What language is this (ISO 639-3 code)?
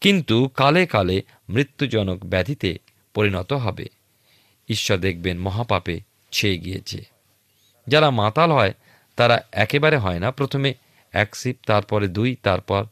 ben